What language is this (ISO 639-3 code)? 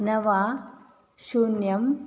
san